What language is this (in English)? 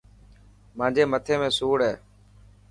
Dhatki